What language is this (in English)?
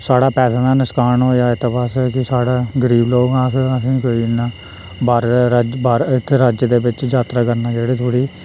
Dogri